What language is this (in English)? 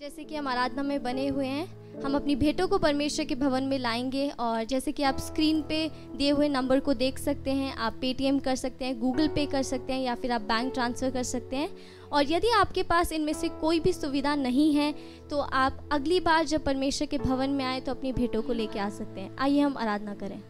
Hindi